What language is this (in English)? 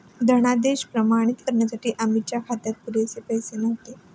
Marathi